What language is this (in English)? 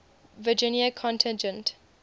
English